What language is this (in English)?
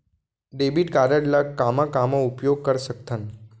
Chhattisgarhi